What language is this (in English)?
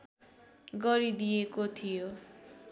Nepali